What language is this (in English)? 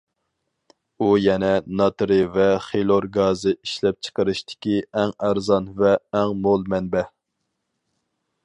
Uyghur